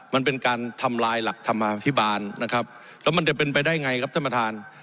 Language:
Thai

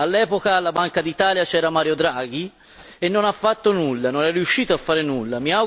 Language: Italian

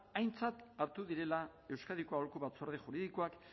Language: Basque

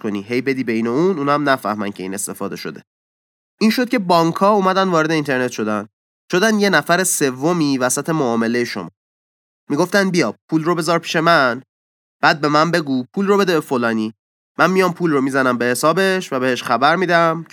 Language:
Persian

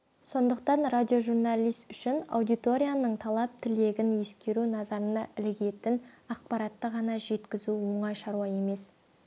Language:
Kazakh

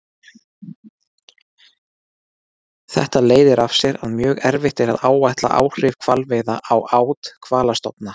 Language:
Icelandic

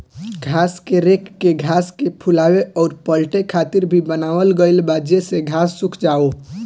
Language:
Bhojpuri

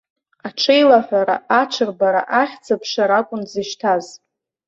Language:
Abkhazian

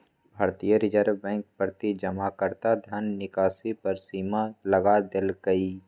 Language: Magahi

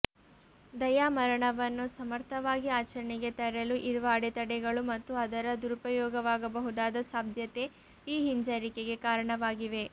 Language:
Kannada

